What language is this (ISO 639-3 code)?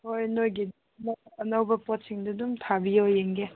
mni